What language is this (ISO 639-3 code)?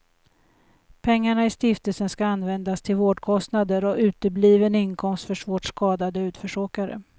swe